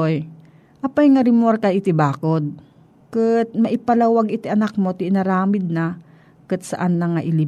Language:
Filipino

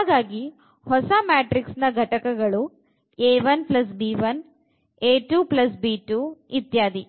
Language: Kannada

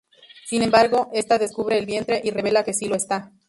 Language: Spanish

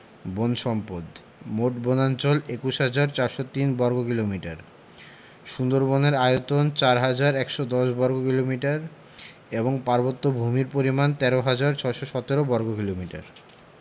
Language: Bangla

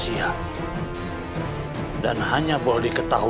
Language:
Indonesian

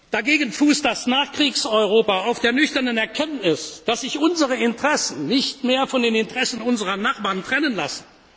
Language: German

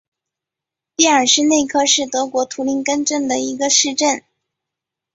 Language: Chinese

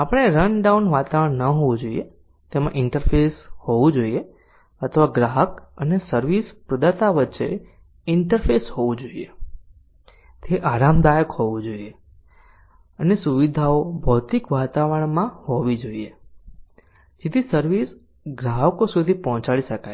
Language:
Gujarati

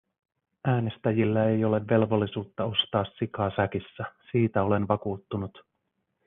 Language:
Finnish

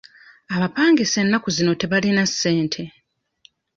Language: Ganda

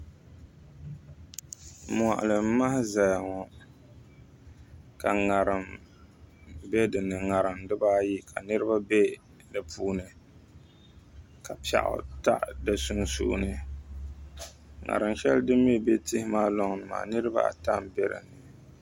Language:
Dagbani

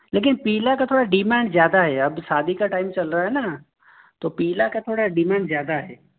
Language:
Hindi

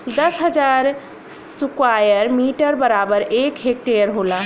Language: Bhojpuri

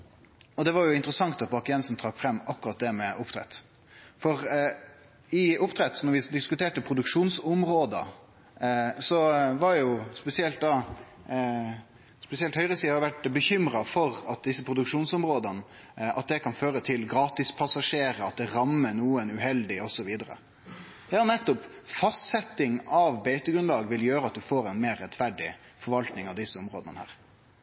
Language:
Norwegian Nynorsk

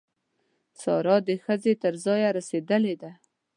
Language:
Pashto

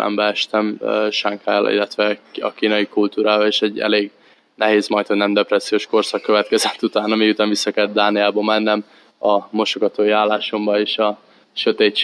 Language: Hungarian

